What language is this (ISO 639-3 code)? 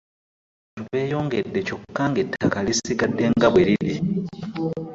lug